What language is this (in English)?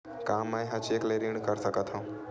Chhattisgarhi